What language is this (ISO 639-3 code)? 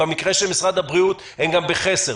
heb